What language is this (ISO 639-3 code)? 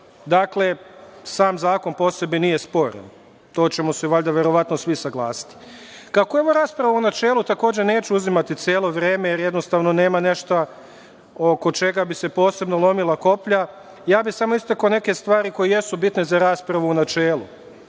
srp